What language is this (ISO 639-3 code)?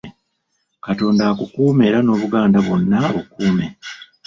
lug